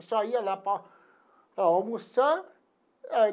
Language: Portuguese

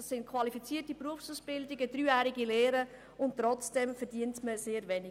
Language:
Swiss German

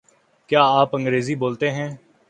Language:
Urdu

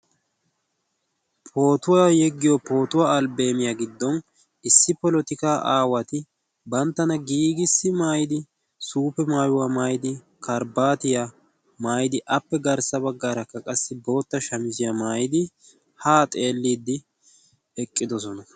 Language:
Wolaytta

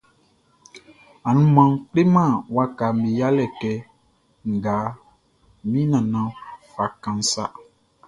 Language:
Baoulé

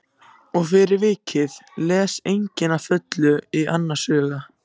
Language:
Icelandic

